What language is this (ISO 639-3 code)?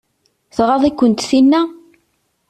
kab